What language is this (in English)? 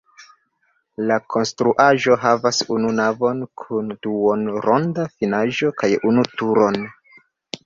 Esperanto